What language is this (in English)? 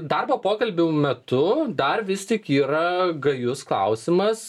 Lithuanian